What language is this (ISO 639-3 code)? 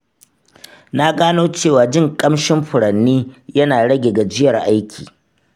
hau